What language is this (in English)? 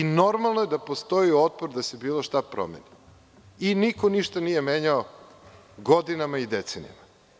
Serbian